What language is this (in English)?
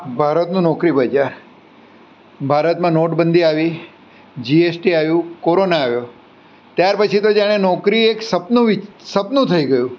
Gujarati